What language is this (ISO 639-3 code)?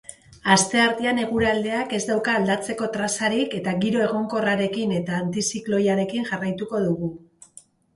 eus